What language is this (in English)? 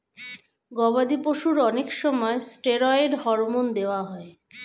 Bangla